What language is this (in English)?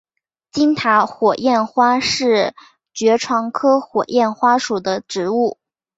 Chinese